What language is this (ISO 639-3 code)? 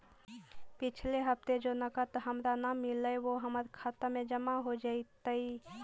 mag